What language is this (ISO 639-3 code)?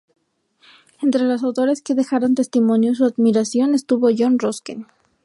spa